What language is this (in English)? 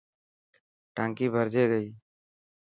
Dhatki